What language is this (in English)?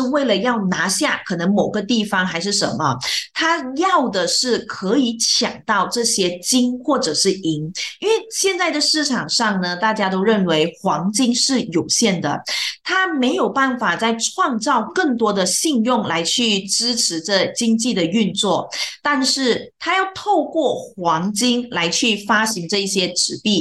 Chinese